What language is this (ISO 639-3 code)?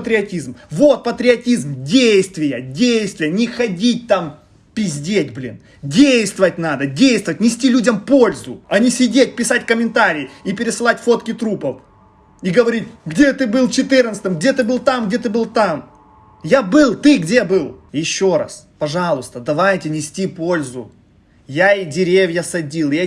rus